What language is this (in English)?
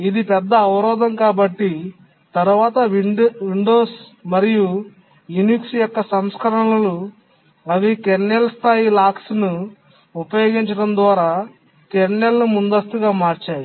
Telugu